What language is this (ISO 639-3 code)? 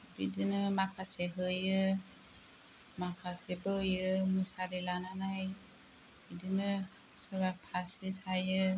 brx